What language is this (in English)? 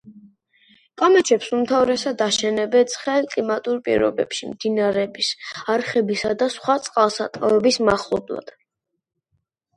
Georgian